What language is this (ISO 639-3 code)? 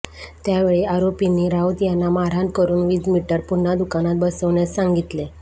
mar